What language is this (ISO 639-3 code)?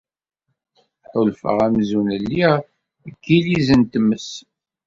kab